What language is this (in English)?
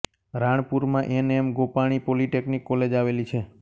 Gujarati